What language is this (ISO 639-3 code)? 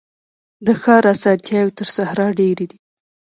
pus